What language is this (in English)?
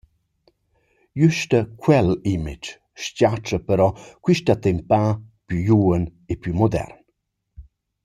Romansh